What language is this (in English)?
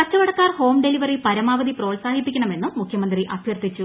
Malayalam